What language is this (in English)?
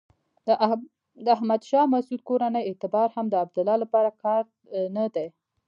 Pashto